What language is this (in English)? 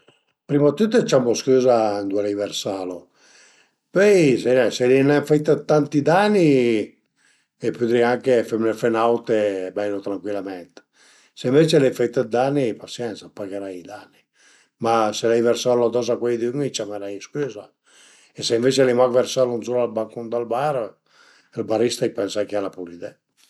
Piedmontese